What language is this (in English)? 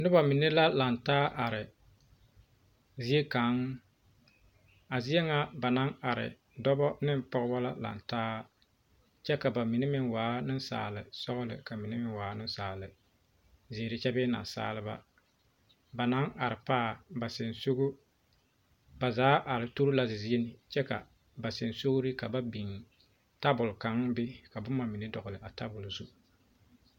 Southern Dagaare